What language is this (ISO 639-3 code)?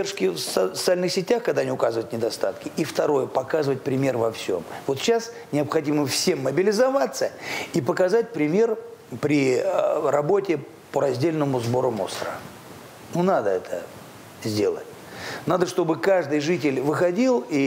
rus